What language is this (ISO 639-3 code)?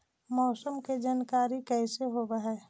mag